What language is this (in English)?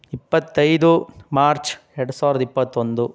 Kannada